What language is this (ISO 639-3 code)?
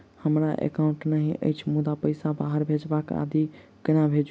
mai